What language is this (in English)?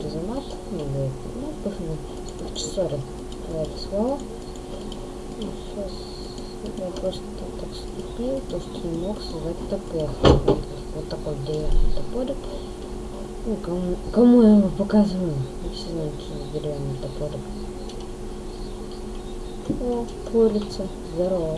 Russian